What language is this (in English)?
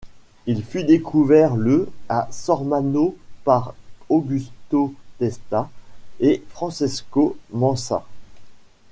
French